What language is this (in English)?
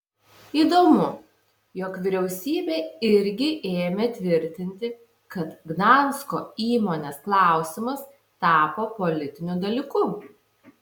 Lithuanian